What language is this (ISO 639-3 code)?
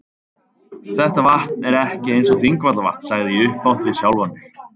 isl